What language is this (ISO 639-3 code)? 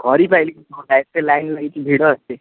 ori